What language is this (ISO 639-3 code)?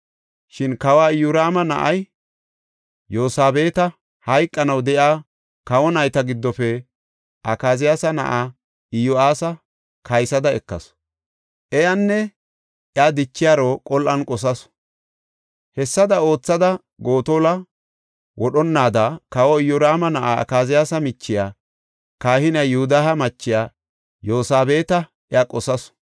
gof